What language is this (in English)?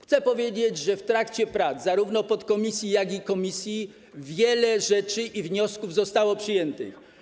Polish